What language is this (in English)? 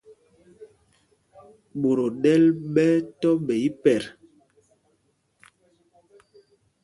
Mpumpong